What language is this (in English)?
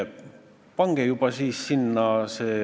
Estonian